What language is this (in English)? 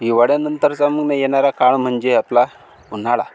Marathi